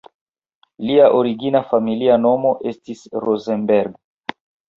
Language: Esperanto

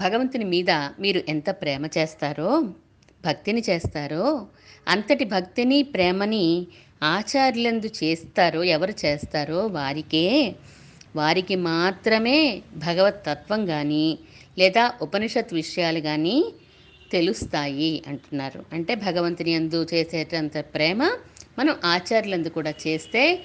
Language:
Telugu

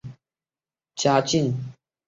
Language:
Chinese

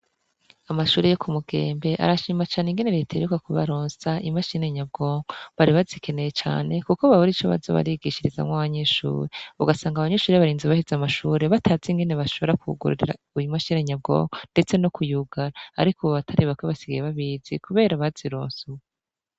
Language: Rundi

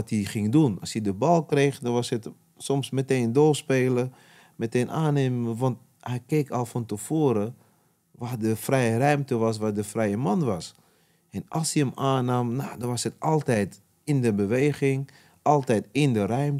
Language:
Dutch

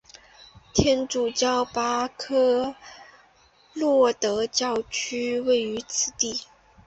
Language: Chinese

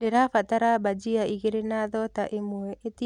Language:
Kikuyu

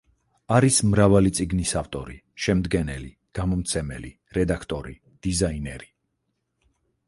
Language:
Georgian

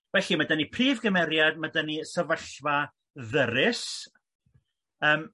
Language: Welsh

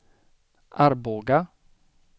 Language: Swedish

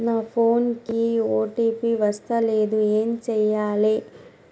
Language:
Telugu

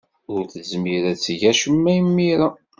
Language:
Kabyle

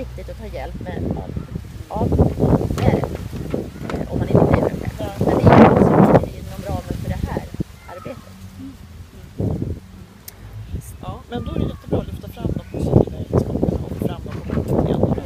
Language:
Swedish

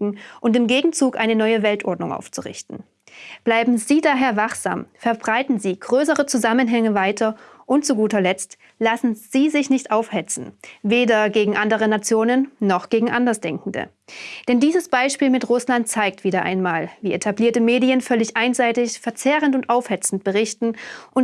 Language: German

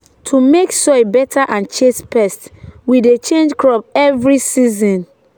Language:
Nigerian Pidgin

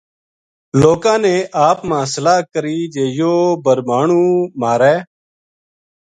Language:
Gujari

